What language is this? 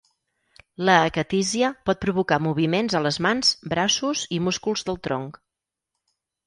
Catalan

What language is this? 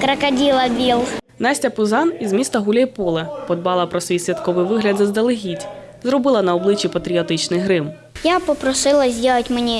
Ukrainian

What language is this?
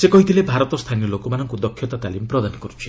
Odia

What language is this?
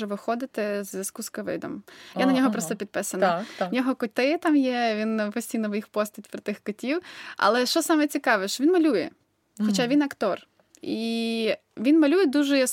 Ukrainian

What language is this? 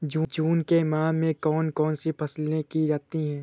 Hindi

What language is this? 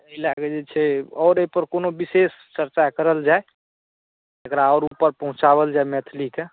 Maithili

